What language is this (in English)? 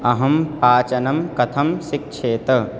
Sanskrit